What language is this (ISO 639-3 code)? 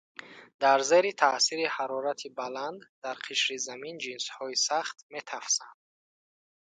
tgk